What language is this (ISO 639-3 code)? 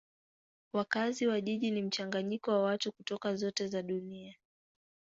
swa